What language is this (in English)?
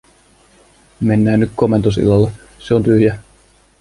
Finnish